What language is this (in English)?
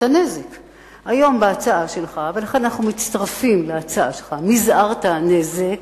Hebrew